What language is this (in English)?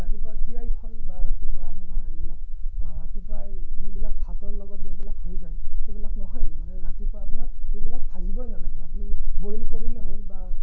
Assamese